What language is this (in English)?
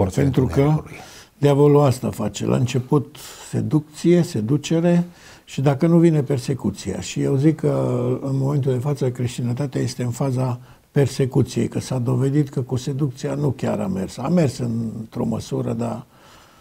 Romanian